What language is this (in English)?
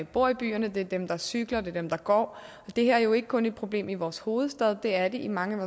Danish